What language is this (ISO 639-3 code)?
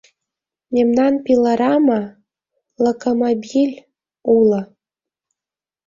chm